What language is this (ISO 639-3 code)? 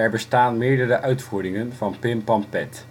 nld